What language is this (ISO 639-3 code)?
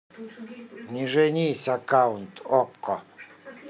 rus